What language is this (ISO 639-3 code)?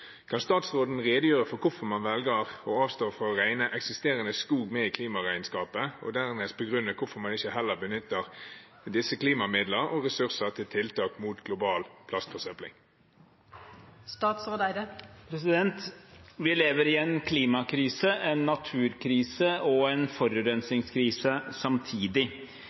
nob